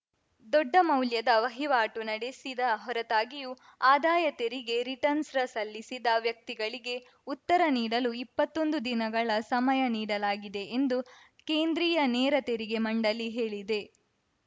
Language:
Kannada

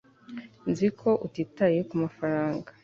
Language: Kinyarwanda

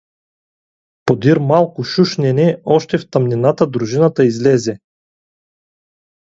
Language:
Bulgarian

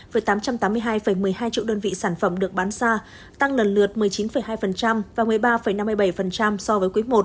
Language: Vietnamese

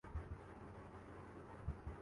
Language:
Urdu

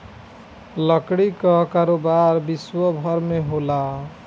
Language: Bhojpuri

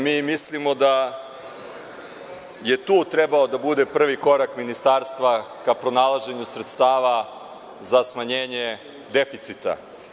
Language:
Serbian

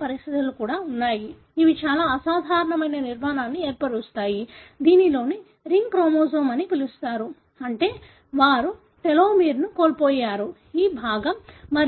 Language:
Telugu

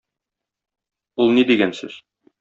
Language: Tatar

